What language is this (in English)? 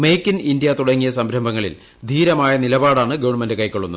Malayalam